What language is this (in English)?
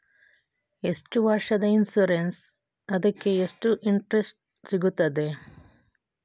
Kannada